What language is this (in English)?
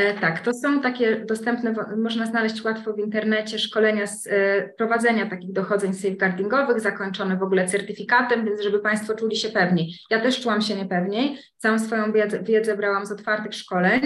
Polish